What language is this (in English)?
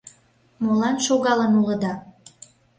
Mari